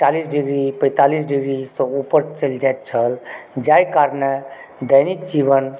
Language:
Maithili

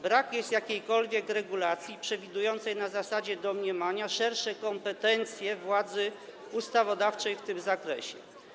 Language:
Polish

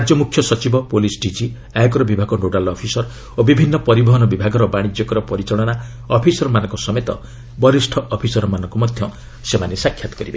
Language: Odia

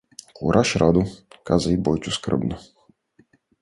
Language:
Bulgarian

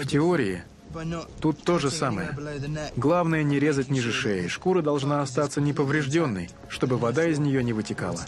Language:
Russian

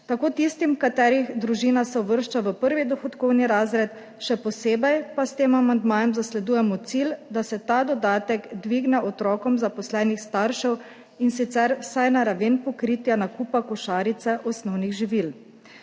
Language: Slovenian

